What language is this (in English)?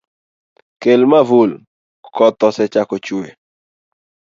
Luo (Kenya and Tanzania)